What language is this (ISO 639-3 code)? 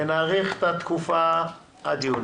heb